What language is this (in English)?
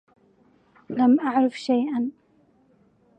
Arabic